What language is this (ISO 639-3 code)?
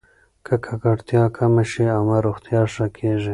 pus